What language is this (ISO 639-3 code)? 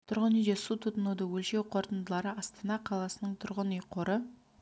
kaz